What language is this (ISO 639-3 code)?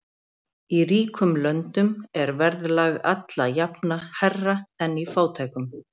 isl